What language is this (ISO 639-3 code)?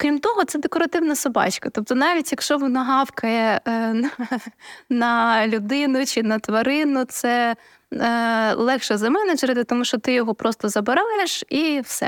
ukr